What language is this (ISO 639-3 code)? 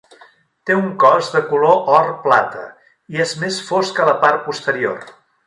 cat